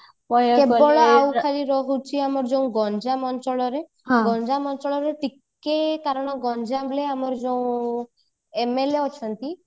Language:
Odia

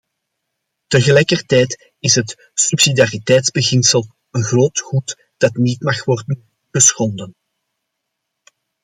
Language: Dutch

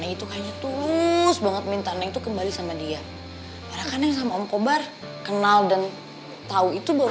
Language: Indonesian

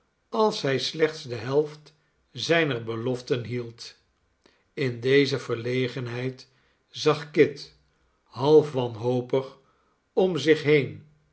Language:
Dutch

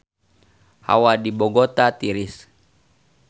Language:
Sundanese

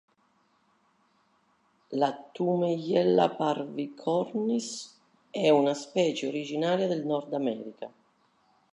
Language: Italian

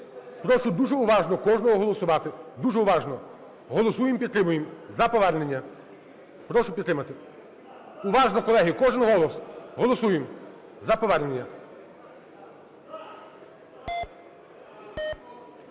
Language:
Ukrainian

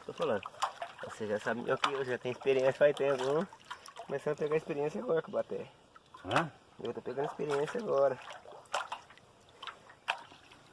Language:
Portuguese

